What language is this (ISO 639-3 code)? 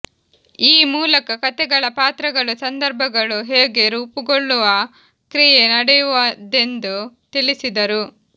kan